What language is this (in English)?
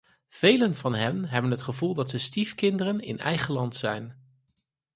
Dutch